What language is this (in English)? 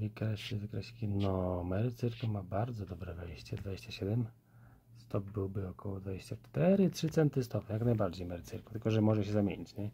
Polish